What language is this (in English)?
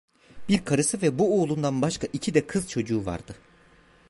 Turkish